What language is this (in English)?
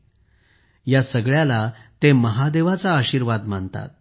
Marathi